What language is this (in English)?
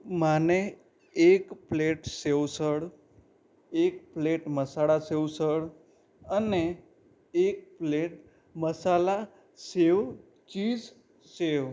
Gujarati